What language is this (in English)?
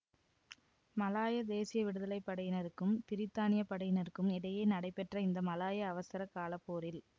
Tamil